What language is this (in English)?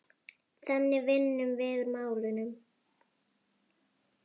Icelandic